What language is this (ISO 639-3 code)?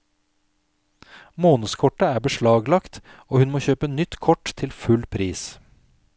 nor